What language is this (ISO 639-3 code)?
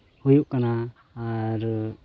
sat